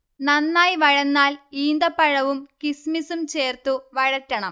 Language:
Malayalam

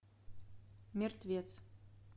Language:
Russian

